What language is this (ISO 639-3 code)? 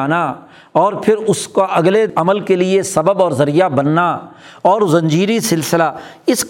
urd